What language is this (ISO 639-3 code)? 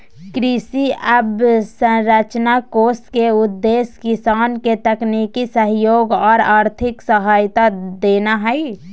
mag